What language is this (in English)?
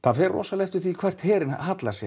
Icelandic